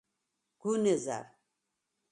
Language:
Svan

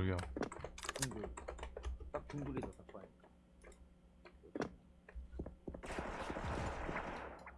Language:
Korean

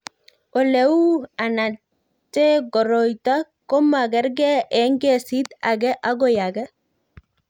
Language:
Kalenjin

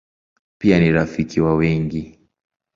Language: Swahili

